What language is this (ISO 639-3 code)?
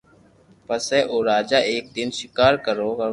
lrk